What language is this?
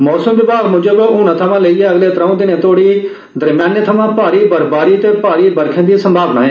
Dogri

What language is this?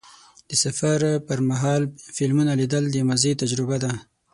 Pashto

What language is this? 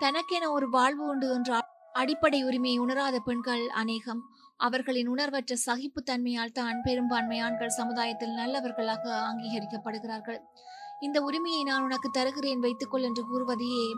Tamil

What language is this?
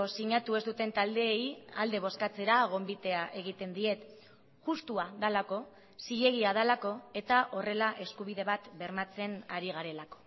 Basque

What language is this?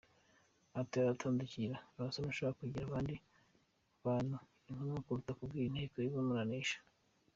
Kinyarwanda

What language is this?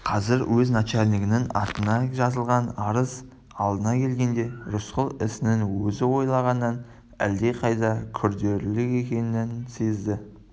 Kazakh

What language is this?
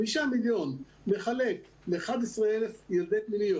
Hebrew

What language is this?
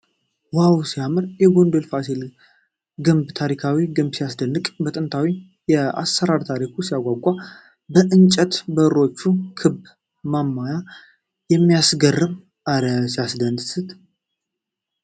Amharic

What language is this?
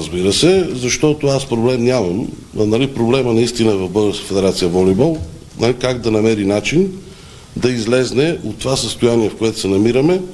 Bulgarian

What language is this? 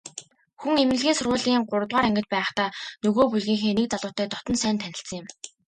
Mongolian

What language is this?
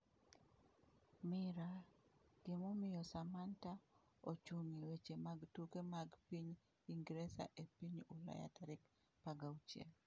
Luo (Kenya and Tanzania)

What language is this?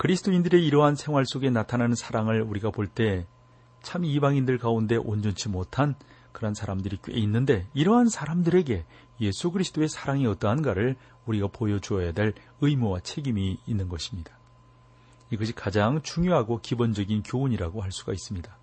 Korean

